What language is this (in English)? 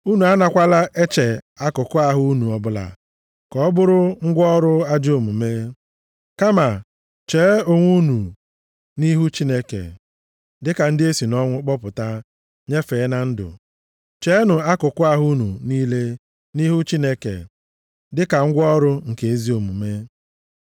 Igbo